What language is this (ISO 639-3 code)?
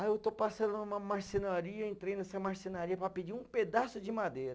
por